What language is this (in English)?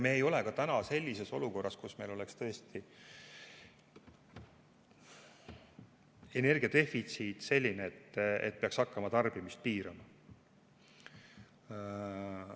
Estonian